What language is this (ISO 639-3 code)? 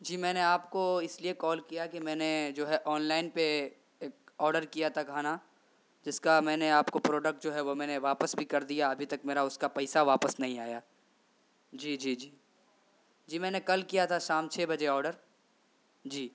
urd